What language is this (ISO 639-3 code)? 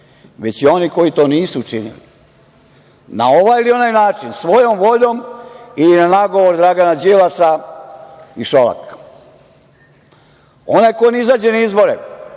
srp